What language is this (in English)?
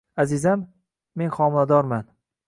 Uzbek